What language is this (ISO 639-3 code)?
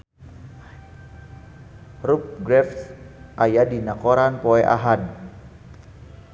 sun